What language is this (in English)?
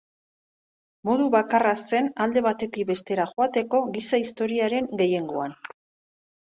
Basque